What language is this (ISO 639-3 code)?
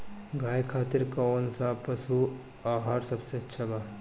bho